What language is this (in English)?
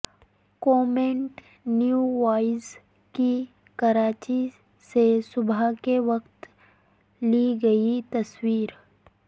Urdu